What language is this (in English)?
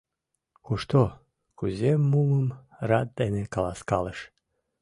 Mari